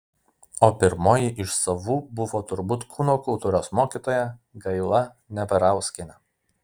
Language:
Lithuanian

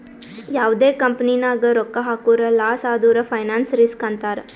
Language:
Kannada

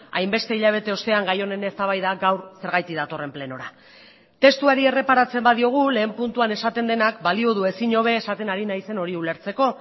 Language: Basque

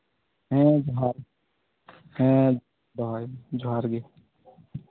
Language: Santali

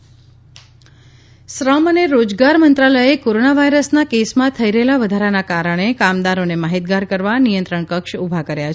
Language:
Gujarati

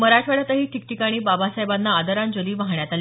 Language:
Marathi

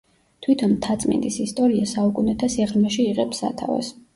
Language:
Georgian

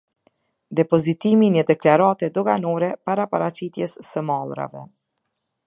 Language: Albanian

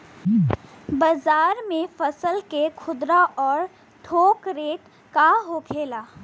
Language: Bhojpuri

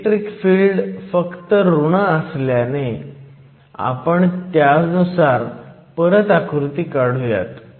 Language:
Marathi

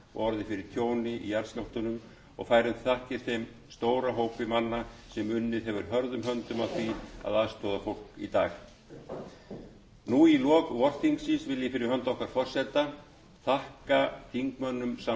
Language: Icelandic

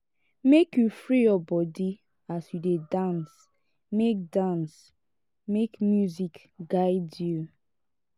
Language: Nigerian Pidgin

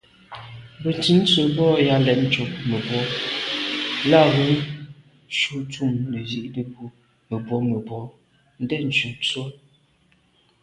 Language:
Medumba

